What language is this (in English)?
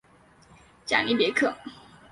Chinese